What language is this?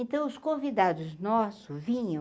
Portuguese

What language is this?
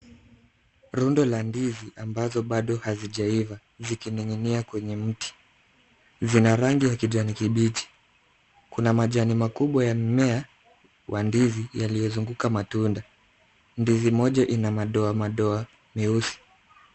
Swahili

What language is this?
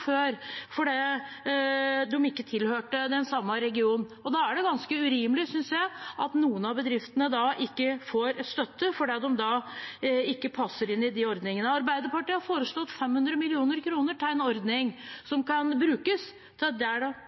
Norwegian Bokmål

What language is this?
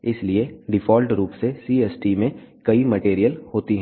Hindi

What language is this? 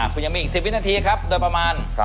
Thai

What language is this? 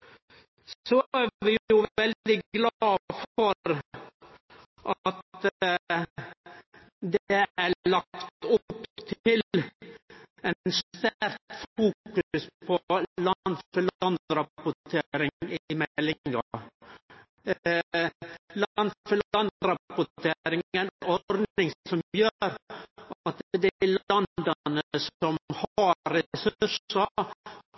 Norwegian Nynorsk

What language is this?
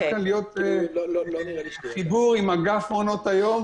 Hebrew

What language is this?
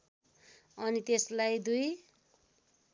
Nepali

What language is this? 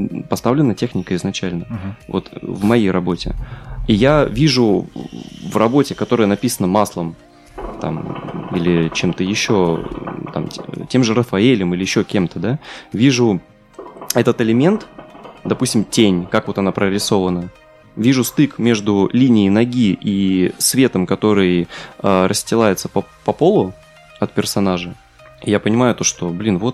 Russian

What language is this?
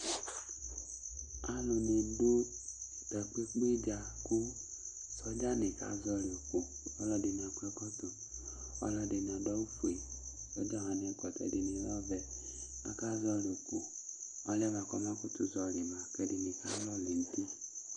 Ikposo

